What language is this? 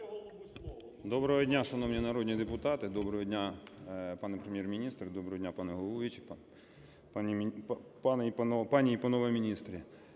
Ukrainian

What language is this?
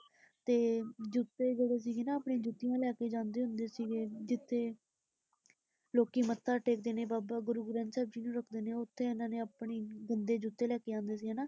Punjabi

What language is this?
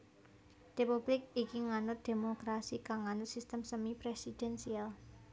Javanese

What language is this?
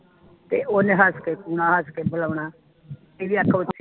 Punjabi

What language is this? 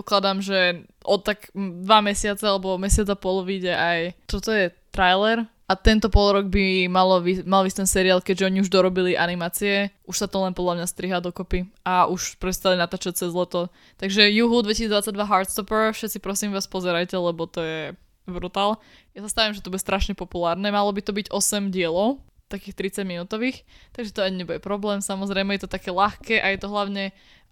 Slovak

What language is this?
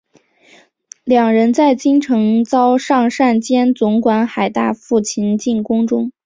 Chinese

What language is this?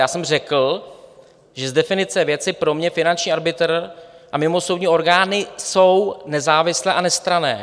Czech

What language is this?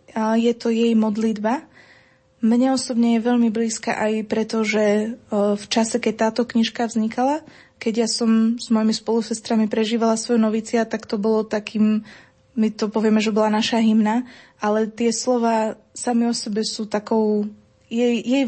Slovak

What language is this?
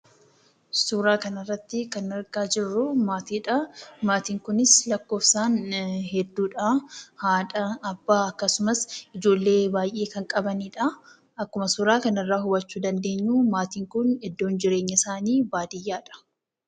Oromo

